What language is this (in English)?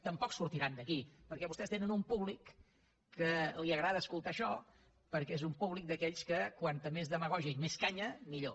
Catalan